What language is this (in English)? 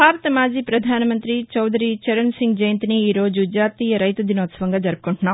Telugu